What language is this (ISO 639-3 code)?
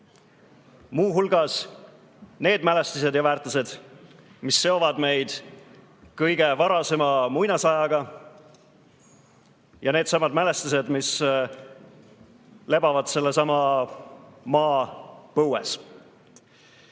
est